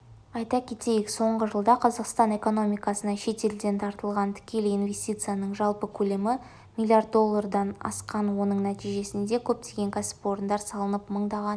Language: Kazakh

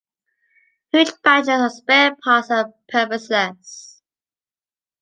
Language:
English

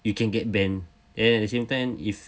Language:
English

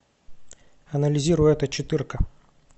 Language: Russian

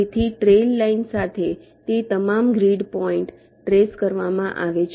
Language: Gujarati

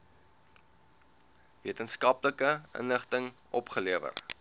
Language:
Afrikaans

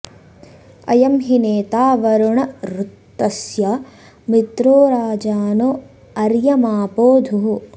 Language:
Sanskrit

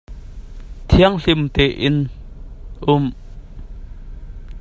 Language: Hakha Chin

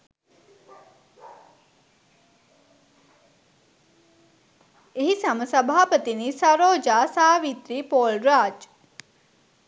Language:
Sinhala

